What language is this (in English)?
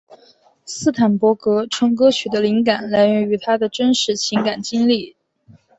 Chinese